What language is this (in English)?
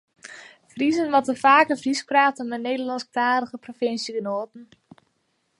Western Frisian